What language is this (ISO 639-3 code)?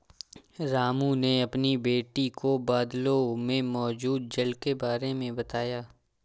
hin